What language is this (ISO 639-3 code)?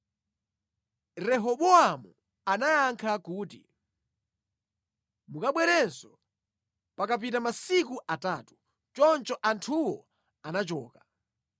nya